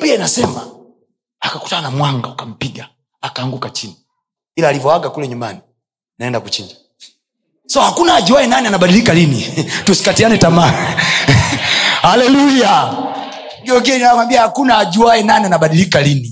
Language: Swahili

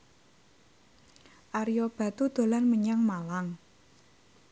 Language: Javanese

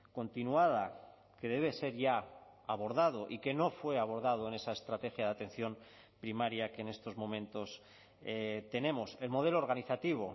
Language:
Spanish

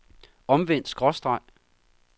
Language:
Danish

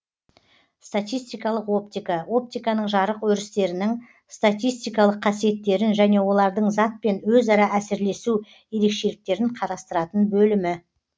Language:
Kazakh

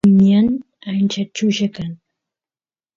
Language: Santiago del Estero Quichua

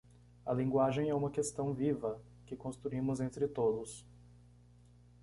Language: Portuguese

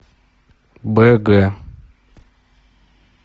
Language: Russian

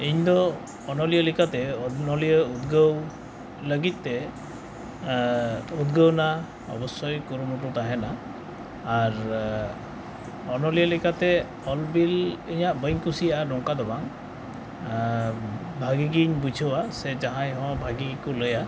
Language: Santali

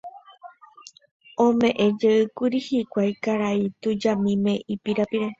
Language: Guarani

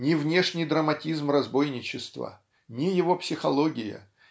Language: Russian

